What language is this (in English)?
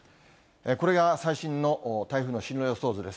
Japanese